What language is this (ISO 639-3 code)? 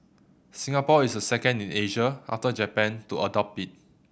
eng